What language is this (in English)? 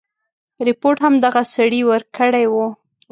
Pashto